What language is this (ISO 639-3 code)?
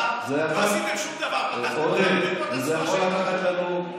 heb